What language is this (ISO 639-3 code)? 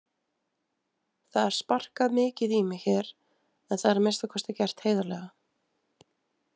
isl